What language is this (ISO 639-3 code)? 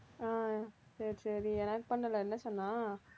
tam